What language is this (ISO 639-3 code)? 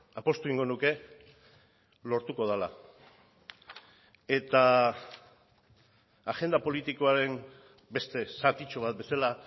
eus